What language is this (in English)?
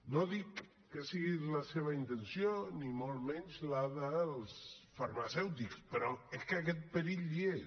Catalan